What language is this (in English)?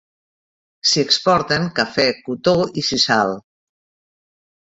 Catalan